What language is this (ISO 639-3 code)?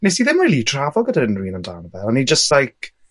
cym